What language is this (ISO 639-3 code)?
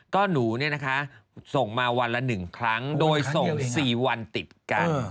tha